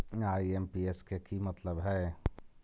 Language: Magahi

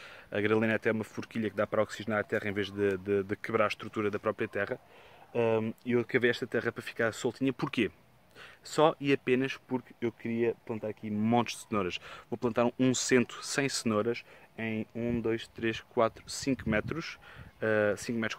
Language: Portuguese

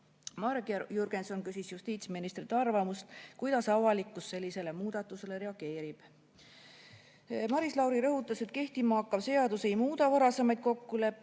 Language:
Estonian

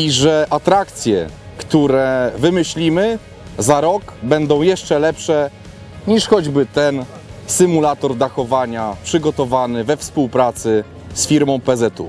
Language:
Polish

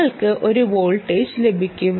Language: Malayalam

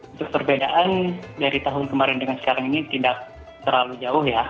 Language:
Indonesian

